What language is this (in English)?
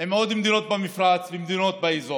Hebrew